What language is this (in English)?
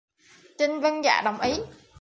Vietnamese